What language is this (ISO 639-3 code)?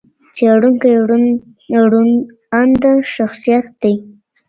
pus